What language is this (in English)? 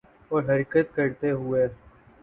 Urdu